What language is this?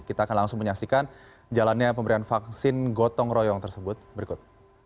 Indonesian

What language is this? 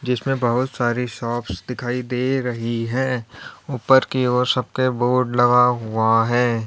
Hindi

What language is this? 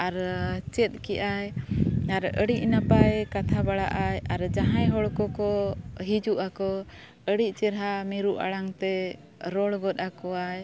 Santali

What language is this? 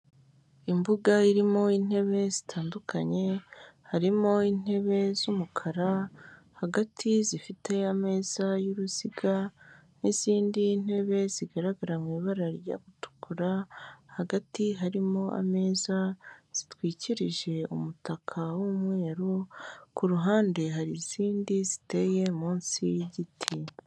Kinyarwanda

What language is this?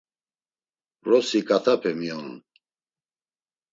Laz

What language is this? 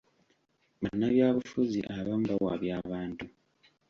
Ganda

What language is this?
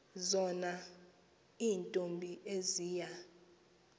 Xhosa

